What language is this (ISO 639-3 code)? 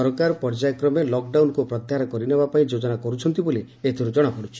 ori